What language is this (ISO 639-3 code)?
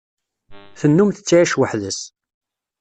kab